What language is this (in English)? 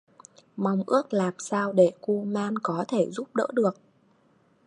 Vietnamese